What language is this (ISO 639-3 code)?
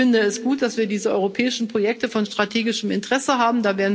deu